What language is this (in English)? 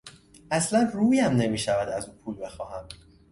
Persian